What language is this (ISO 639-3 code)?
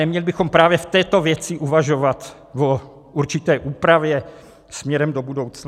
ces